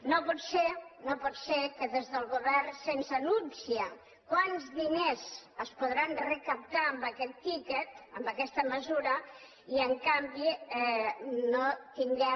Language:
Catalan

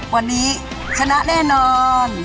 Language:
Thai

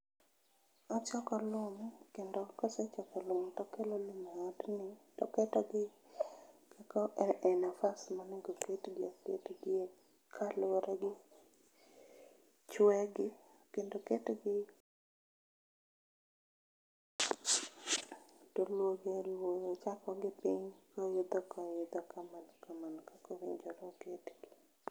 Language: Luo (Kenya and Tanzania)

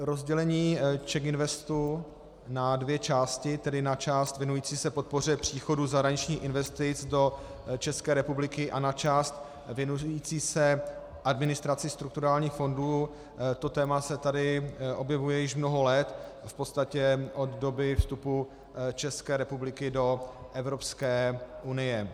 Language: Czech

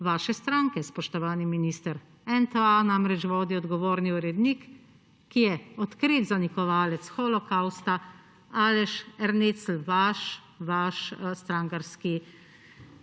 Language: Slovenian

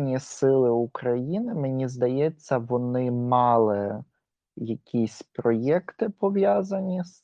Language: Ukrainian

